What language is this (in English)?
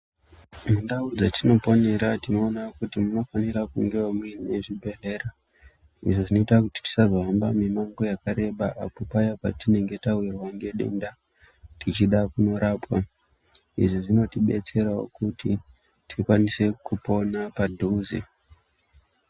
Ndau